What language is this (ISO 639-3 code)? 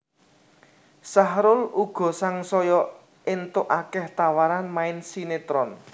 jav